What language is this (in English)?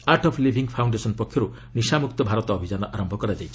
Odia